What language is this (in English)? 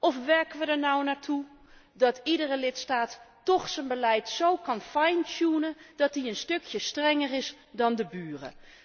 Dutch